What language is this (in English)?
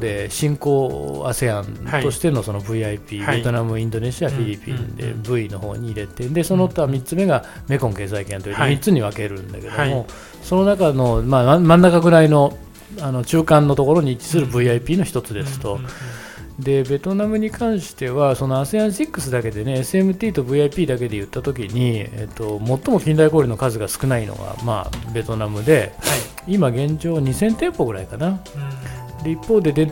Japanese